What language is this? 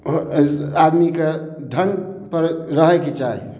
Maithili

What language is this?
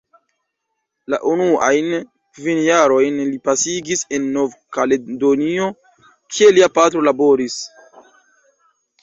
Esperanto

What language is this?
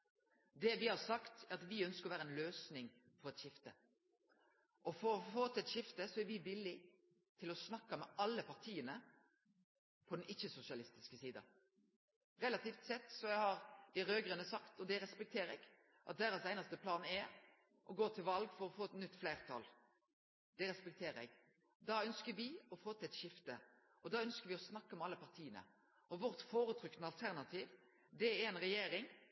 Norwegian Nynorsk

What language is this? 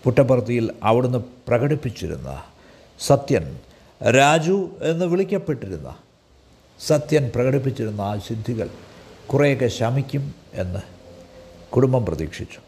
Malayalam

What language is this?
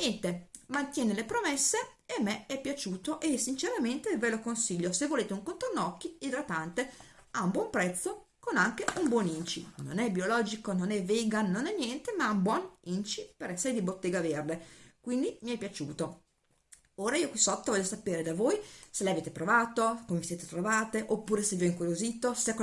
Italian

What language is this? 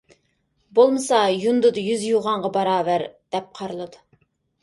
Uyghur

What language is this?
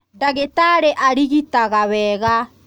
Kikuyu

